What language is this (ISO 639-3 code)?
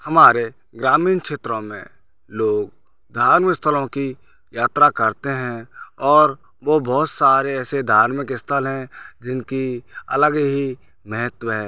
hin